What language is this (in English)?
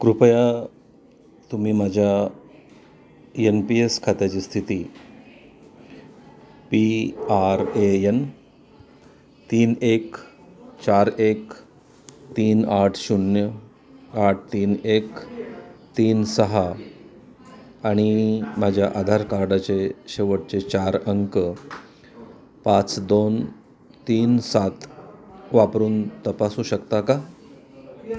Marathi